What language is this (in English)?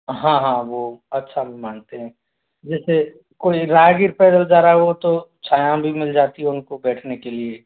Hindi